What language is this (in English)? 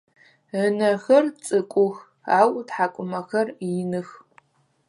Adyghe